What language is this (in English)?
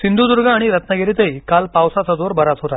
Marathi